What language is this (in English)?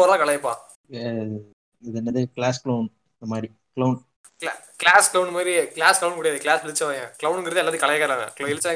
Tamil